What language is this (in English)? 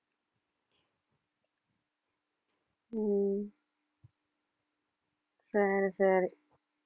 Tamil